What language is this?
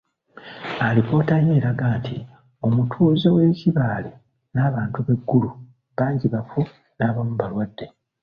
Ganda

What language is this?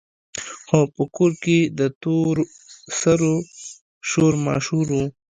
Pashto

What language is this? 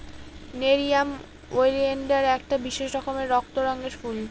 Bangla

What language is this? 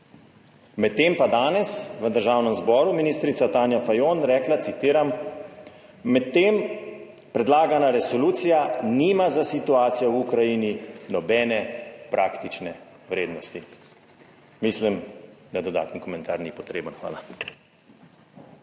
Slovenian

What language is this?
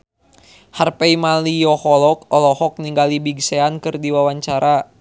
Sundanese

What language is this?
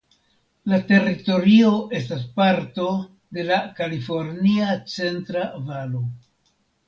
Esperanto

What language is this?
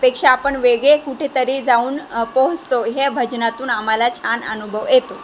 Marathi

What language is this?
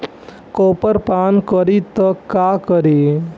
Bhojpuri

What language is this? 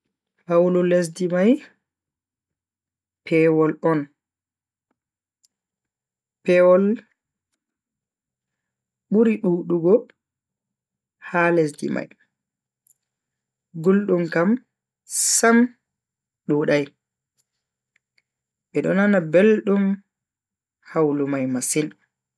Bagirmi Fulfulde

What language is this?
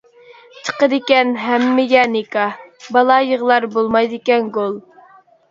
Uyghur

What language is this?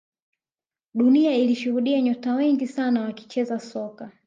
Swahili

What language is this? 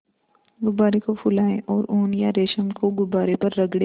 Hindi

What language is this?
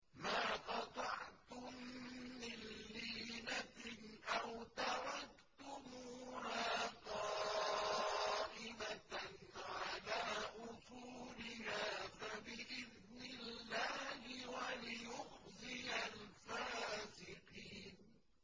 Arabic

